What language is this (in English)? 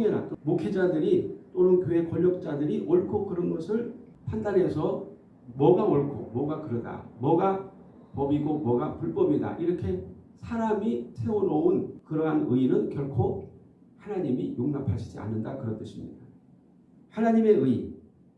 Korean